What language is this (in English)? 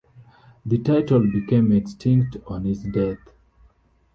English